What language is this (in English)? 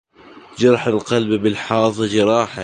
Arabic